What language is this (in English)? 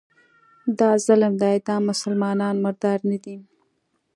Pashto